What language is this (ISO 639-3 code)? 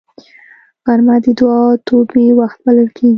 pus